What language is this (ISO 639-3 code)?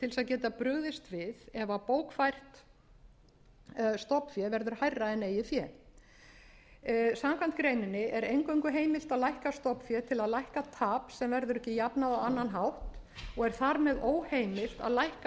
isl